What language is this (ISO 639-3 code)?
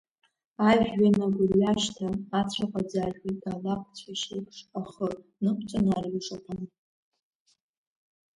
abk